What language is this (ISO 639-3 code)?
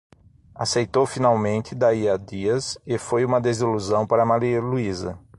por